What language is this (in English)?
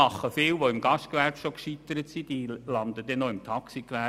Swiss German